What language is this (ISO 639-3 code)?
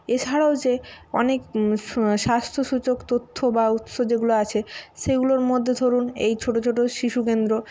ben